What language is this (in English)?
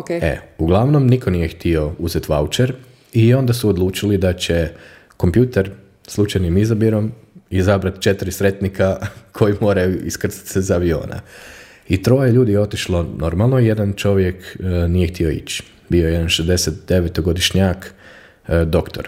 Croatian